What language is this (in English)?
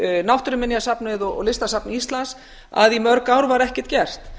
Icelandic